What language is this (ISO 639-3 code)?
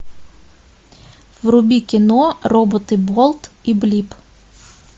rus